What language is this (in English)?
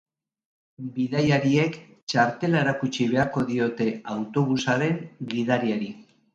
Basque